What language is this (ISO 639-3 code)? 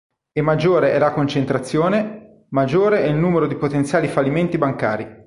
ita